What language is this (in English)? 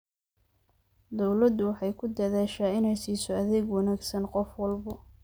Somali